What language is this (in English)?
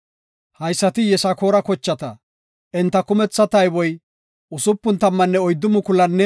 Gofa